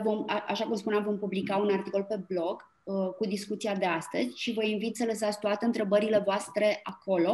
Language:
Romanian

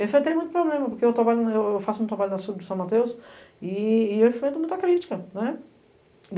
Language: Portuguese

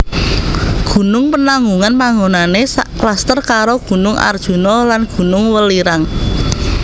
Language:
Javanese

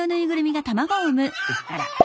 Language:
Japanese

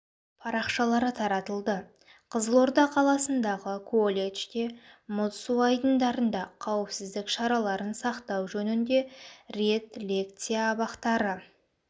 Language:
Kazakh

